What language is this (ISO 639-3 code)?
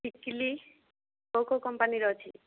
ori